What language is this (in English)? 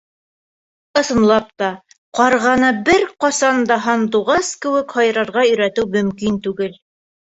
Bashkir